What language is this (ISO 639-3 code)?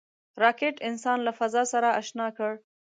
pus